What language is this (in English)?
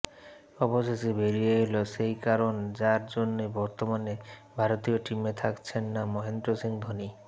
Bangla